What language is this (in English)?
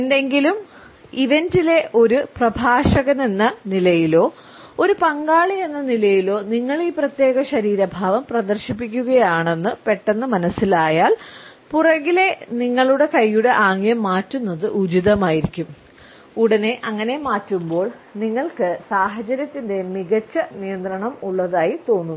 Malayalam